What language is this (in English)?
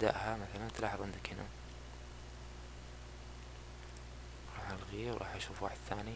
Arabic